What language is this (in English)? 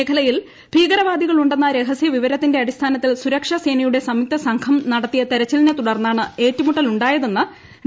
Malayalam